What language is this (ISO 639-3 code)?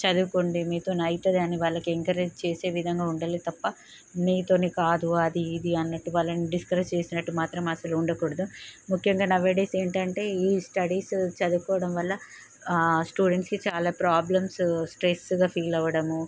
tel